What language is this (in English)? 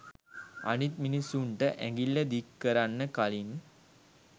Sinhala